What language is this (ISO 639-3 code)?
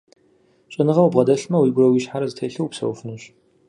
kbd